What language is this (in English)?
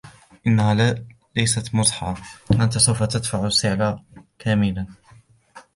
Arabic